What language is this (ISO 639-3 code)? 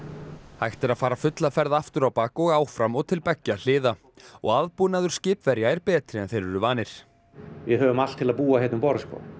isl